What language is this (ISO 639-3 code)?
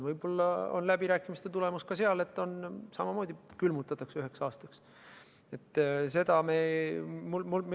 est